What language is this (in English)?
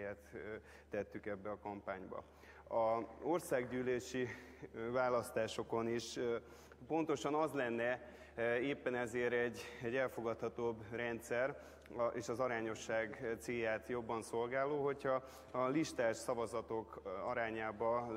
Hungarian